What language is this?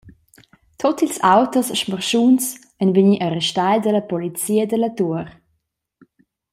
Romansh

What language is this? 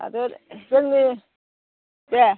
Bodo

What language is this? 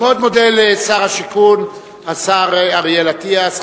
Hebrew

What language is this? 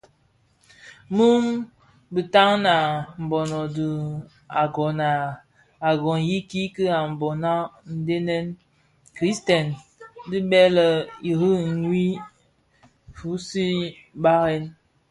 Bafia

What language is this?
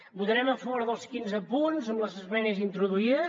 Catalan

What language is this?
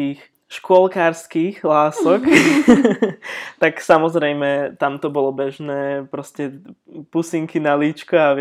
Slovak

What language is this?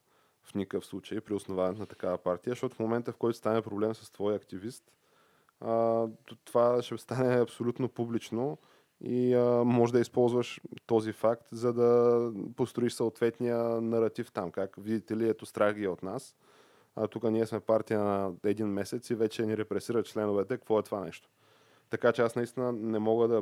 Bulgarian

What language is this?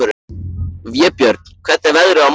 Icelandic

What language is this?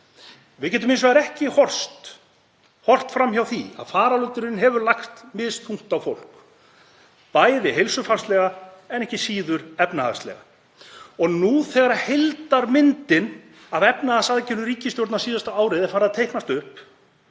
Icelandic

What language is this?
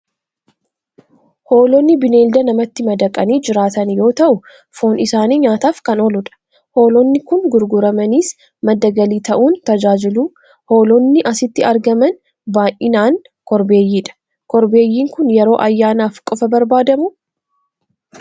Oromo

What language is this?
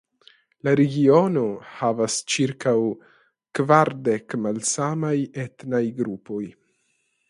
Esperanto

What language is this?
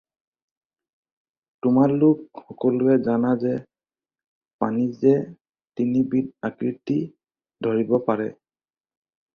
Assamese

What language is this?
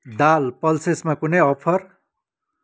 Nepali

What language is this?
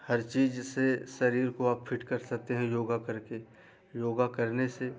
Hindi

